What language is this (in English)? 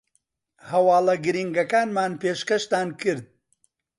Central Kurdish